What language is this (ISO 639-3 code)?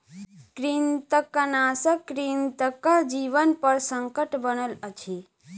mai